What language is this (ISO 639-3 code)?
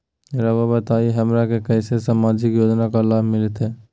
mag